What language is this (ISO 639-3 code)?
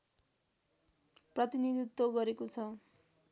nep